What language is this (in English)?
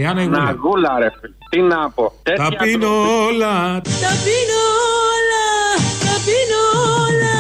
Greek